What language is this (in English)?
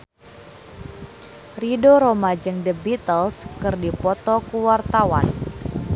Sundanese